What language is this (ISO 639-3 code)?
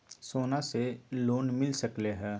mag